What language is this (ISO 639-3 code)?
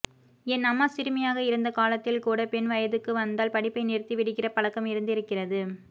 tam